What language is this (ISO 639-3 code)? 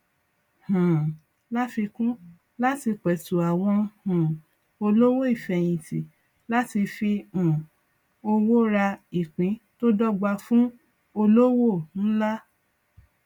yor